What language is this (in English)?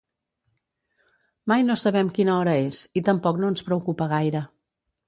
Catalan